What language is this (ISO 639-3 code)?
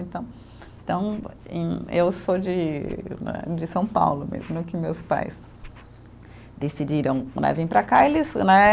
por